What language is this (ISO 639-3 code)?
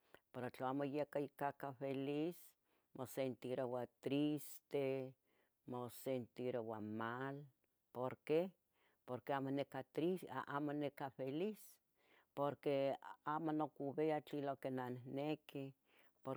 nhg